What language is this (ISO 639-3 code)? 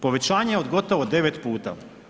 hrv